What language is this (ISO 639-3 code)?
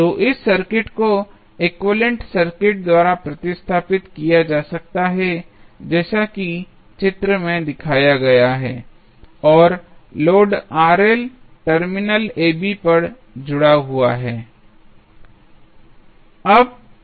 hin